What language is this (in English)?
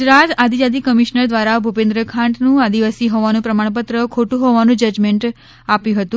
Gujarati